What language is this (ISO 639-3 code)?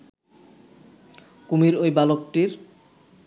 ben